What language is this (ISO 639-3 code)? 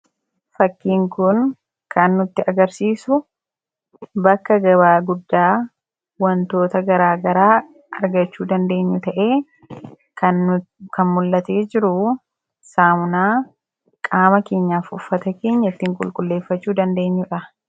orm